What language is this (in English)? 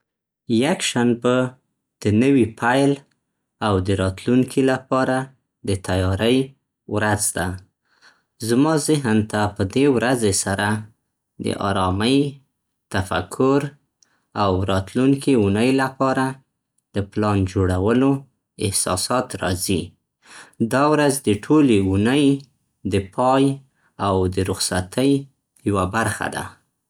Central Pashto